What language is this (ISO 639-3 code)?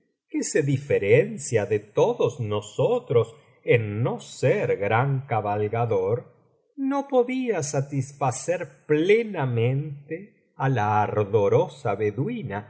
spa